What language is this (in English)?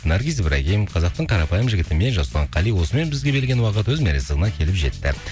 Kazakh